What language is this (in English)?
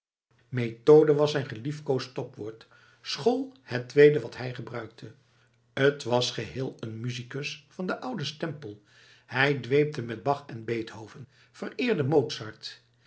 Dutch